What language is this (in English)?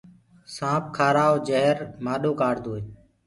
Gurgula